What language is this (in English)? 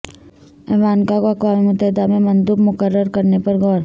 Urdu